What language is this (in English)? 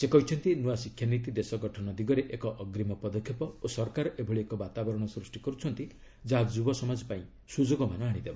Odia